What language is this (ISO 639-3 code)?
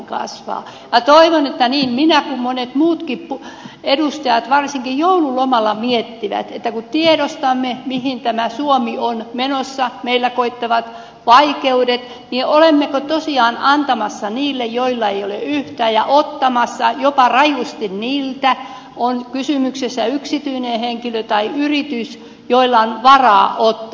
fin